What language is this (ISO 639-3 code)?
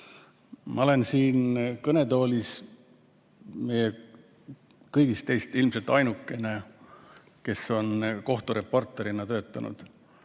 est